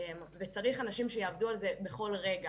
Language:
Hebrew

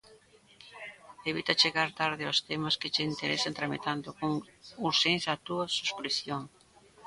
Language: Galician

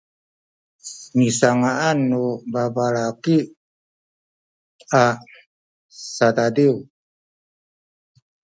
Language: Sakizaya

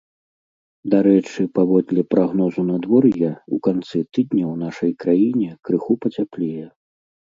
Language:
Belarusian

